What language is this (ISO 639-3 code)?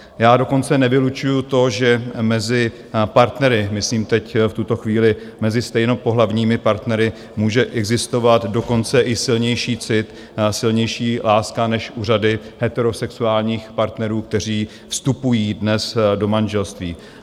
ces